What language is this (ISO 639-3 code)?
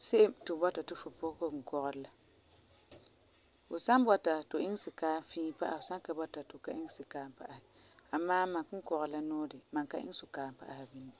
gur